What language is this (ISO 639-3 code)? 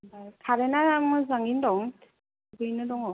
brx